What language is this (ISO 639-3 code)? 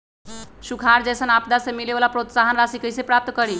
mag